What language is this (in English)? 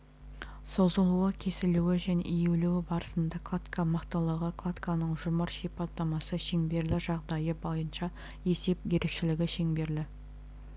Kazakh